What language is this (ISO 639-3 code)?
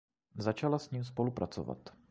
ces